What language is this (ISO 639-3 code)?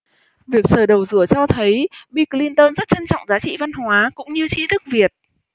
vie